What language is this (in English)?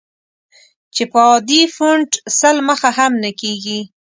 Pashto